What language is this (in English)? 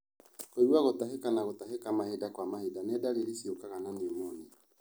Kikuyu